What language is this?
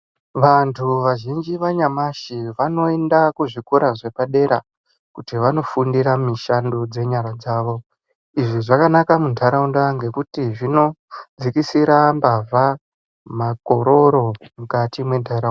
Ndau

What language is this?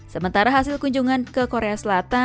Indonesian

